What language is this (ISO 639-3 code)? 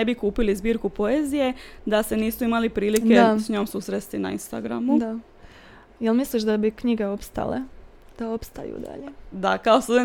hrv